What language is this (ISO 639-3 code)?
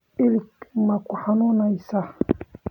som